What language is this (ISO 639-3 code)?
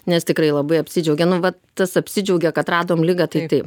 lit